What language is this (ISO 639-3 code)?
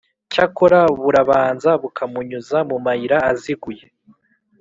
kin